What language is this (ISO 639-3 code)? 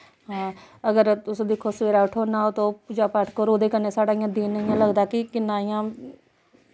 doi